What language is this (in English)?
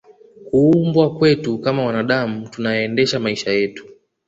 Swahili